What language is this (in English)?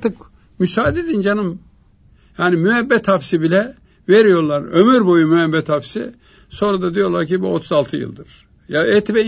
Turkish